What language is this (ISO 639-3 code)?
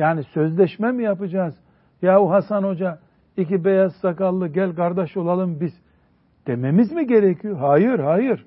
tur